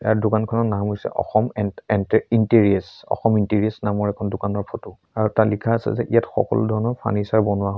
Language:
Assamese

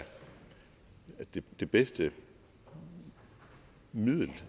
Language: Danish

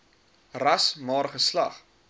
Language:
Afrikaans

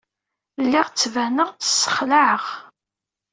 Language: Kabyle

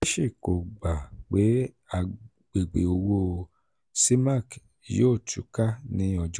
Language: Yoruba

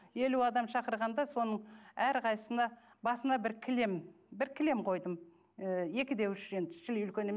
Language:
Kazakh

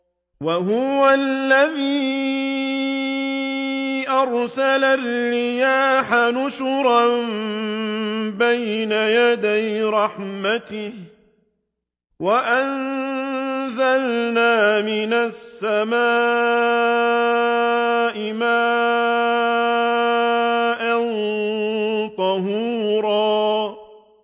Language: Arabic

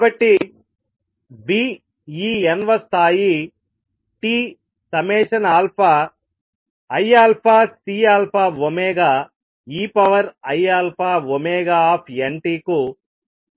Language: Telugu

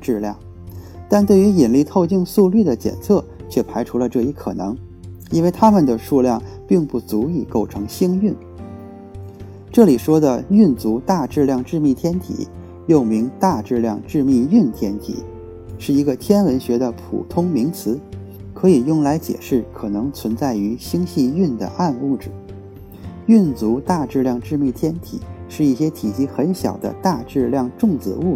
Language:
Chinese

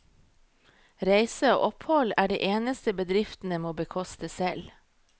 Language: Norwegian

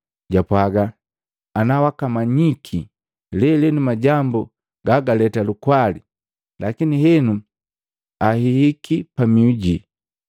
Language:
Matengo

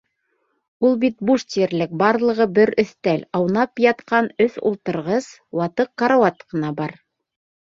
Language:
Bashkir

